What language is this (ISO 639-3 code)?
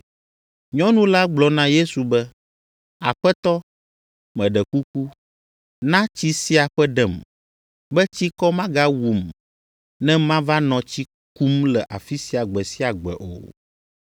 ewe